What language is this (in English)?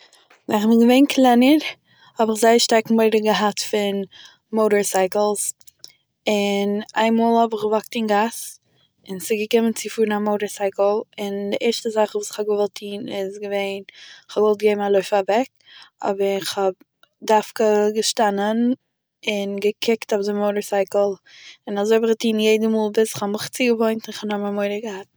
Yiddish